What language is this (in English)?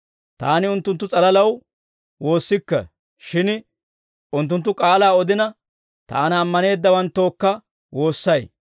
Dawro